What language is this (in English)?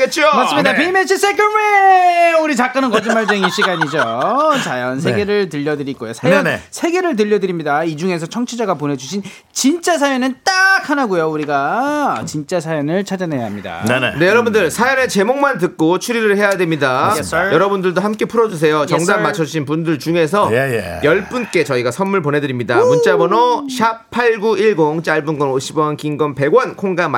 Korean